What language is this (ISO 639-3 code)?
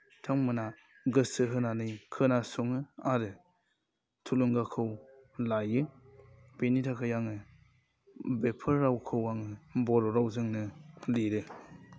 brx